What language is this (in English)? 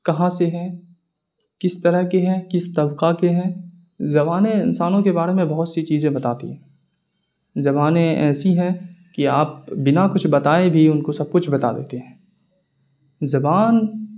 Urdu